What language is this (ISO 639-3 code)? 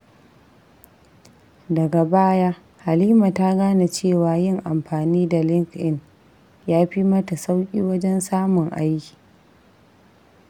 hau